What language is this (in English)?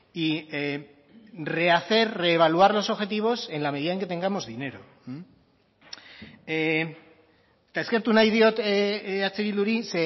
Spanish